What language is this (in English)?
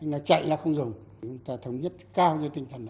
Vietnamese